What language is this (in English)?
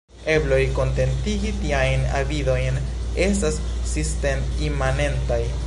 Esperanto